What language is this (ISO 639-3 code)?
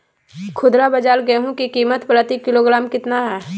mag